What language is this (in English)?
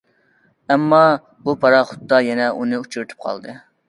Uyghur